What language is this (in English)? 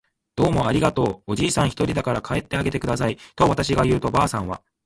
Japanese